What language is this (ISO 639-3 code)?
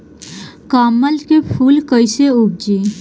bho